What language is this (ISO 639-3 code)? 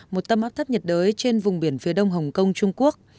vie